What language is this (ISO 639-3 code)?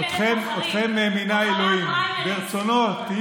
heb